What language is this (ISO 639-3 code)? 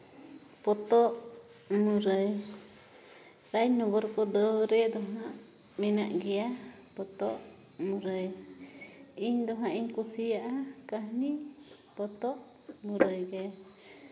sat